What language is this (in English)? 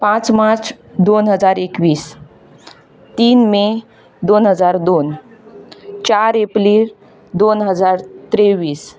Konkani